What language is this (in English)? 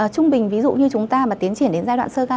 Vietnamese